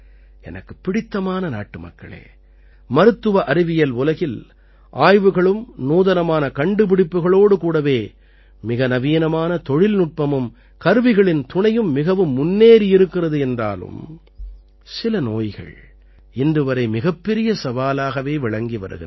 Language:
Tamil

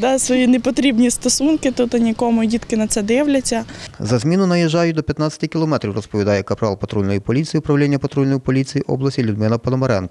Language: Ukrainian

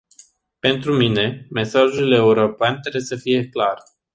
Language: Romanian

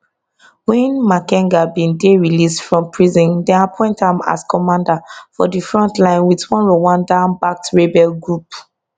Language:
Nigerian Pidgin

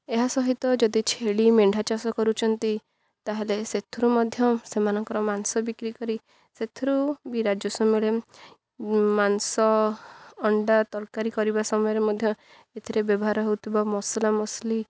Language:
Odia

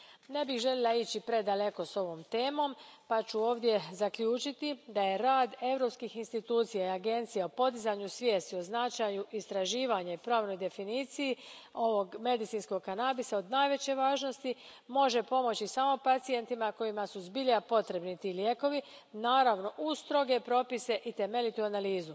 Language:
Croatian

